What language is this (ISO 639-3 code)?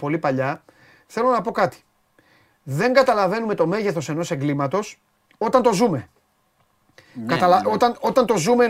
ell